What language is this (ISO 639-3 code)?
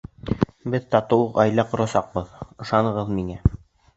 bak